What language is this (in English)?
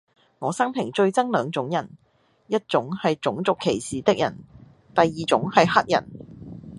Cantonese